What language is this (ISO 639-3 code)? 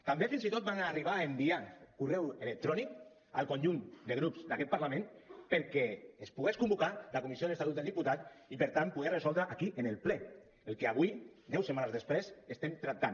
cat